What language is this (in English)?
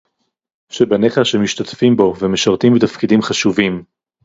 Hebrew